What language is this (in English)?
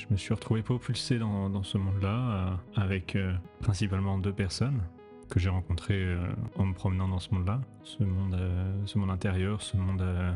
French